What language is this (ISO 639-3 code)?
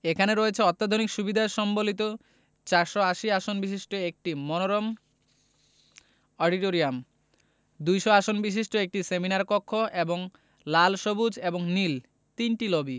ben